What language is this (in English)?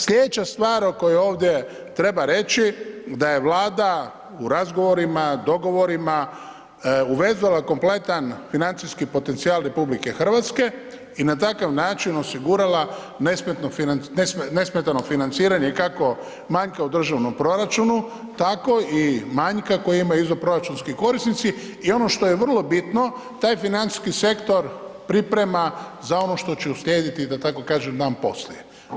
Croatian